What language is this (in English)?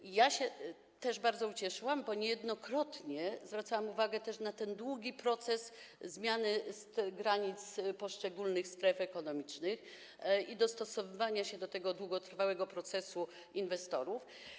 Polish